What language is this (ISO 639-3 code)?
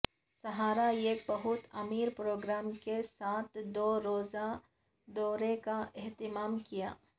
urd